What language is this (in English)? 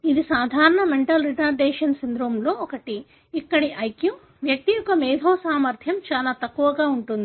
Telugu